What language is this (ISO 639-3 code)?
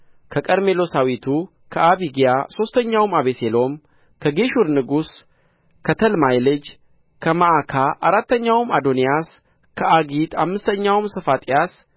amh